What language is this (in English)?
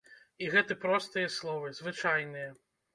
Belarusian